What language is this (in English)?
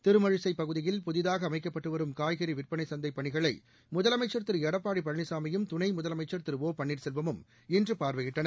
Tamil